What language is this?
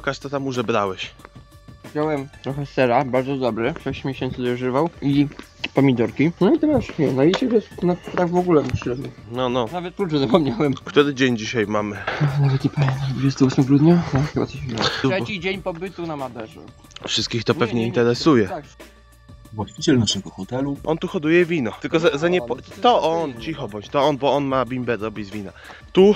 Polish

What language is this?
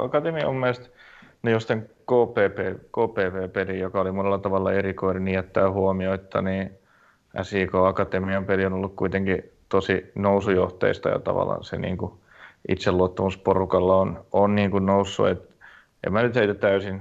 Finnish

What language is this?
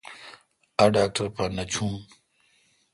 Kalkoti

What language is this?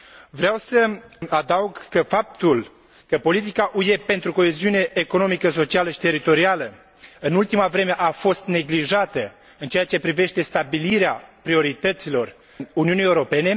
Romanian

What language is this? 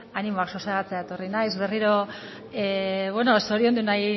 Basque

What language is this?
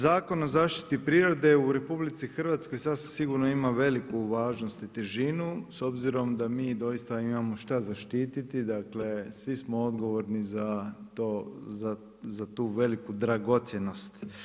Croatian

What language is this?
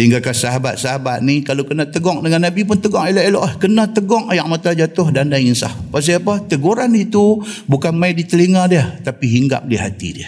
Malay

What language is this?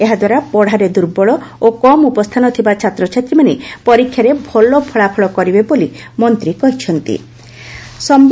Odia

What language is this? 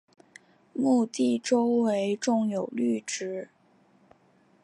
Chinese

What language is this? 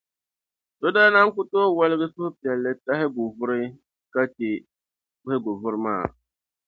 Dagbani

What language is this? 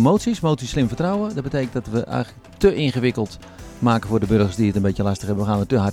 Dutch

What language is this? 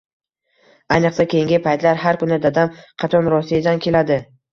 Uzbek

